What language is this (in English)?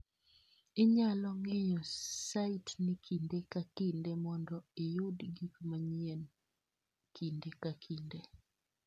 Luo (Kenya and Tanzania)